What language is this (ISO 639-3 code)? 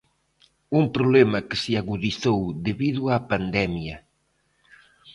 glg